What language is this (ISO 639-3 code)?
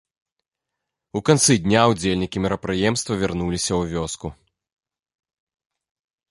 bel